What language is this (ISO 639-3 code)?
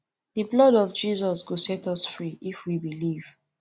pcm